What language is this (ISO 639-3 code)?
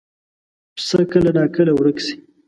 pus